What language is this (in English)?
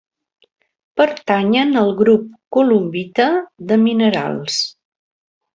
Catalan